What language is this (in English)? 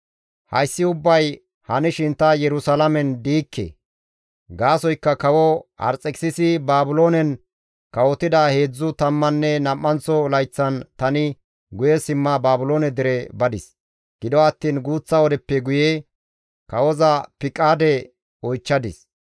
Gamo